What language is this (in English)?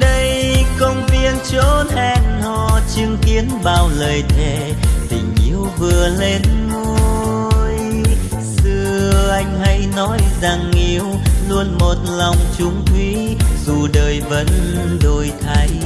Vietnamese